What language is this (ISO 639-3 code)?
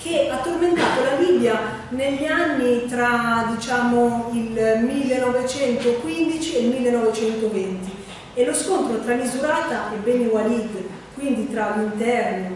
ita